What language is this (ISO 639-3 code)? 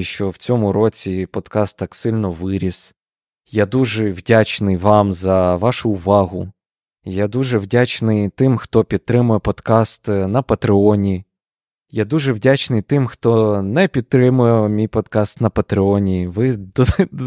ukr